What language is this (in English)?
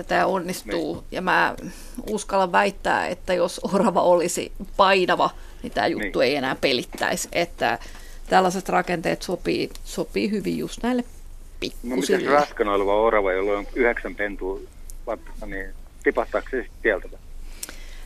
Finnish